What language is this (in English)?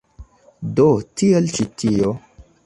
Esperanto